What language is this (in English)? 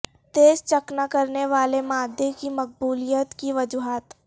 Urdu